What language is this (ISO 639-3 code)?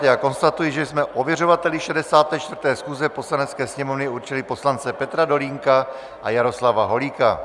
ces